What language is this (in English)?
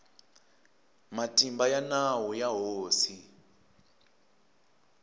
Tsonga